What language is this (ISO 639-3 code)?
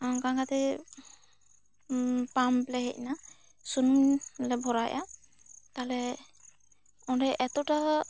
sat